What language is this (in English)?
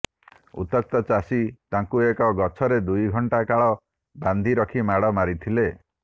Odia